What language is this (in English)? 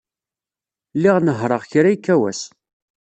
Kabyle